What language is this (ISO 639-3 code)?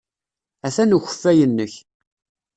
kab